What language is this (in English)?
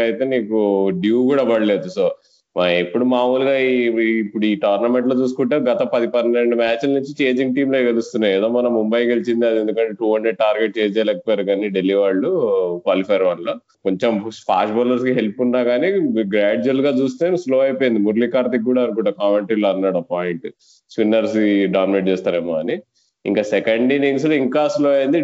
Telugu